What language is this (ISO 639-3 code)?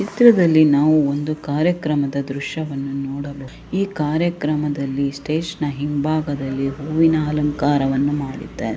kan